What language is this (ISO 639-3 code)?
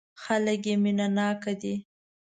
pus